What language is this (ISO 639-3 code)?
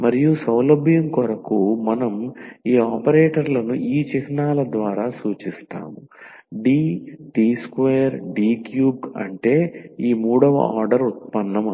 tel